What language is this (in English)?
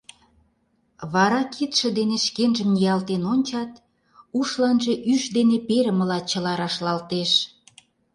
Mari